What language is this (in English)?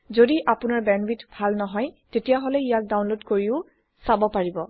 Assamese